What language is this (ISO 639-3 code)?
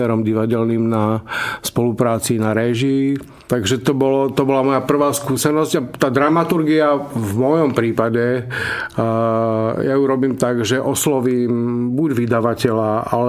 ces